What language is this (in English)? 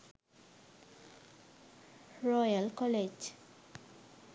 Sinhala